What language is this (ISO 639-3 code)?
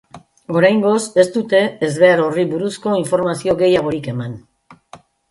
eus